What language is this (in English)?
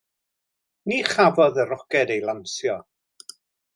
Welsh